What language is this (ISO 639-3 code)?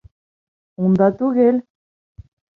bak